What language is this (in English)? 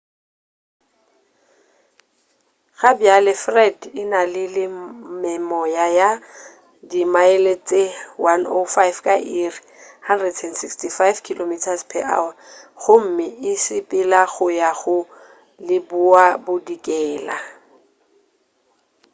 Northern Sotho